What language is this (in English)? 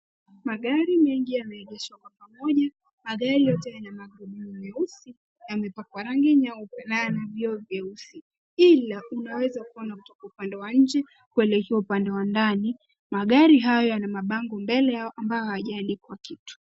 Swahili